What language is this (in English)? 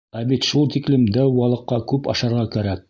Bashkir